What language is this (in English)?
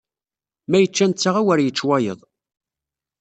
Kabyle